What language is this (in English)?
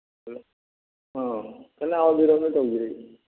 Manipuri